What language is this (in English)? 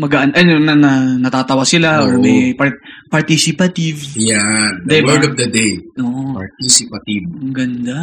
Filipino